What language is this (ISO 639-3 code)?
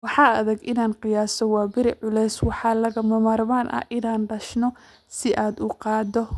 som